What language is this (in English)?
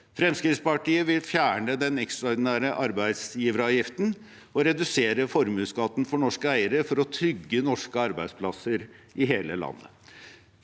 Norwegian